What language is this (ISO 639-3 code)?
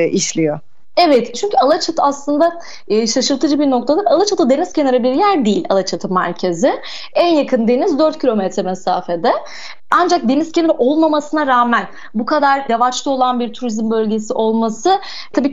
tur